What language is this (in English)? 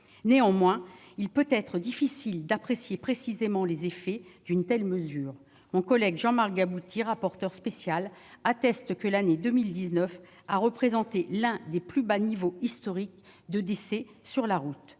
French